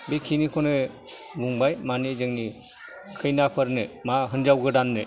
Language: Bodo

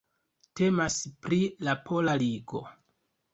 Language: Esperanto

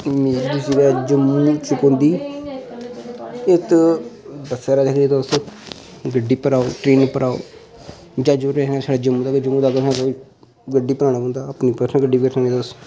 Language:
Dogri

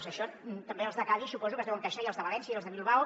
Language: Catalan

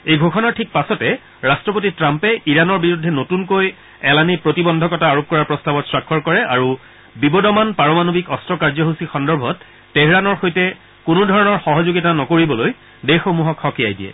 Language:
Assamese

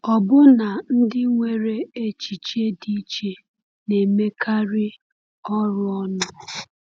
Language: Igbo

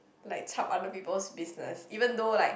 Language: English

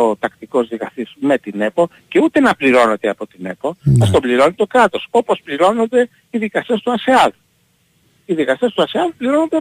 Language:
Greek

